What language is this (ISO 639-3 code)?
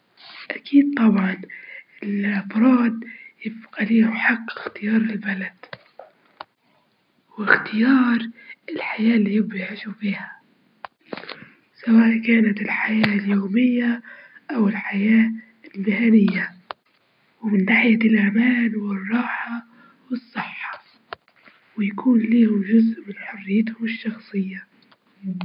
ayl